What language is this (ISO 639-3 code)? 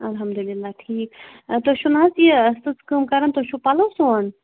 kas